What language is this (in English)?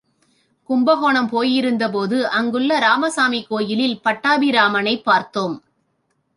Tamil